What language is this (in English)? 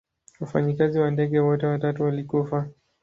Swahili